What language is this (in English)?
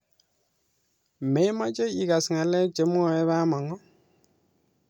Kalenjin